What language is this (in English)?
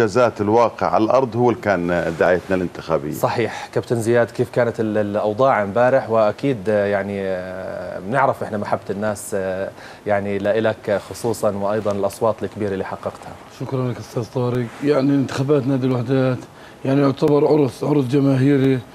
Arabic